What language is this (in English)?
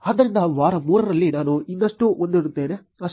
Kannada